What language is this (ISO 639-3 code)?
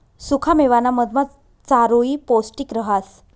mar